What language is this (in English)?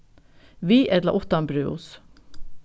Faroese